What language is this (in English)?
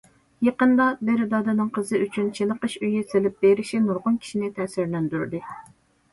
Uyghur